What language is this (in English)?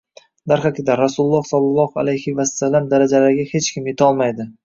Uzbek